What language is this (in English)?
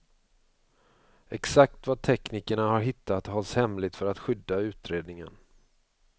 Swedish